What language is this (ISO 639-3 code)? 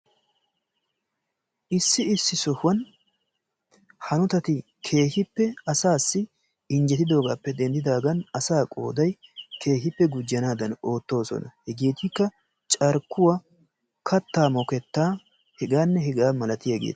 wal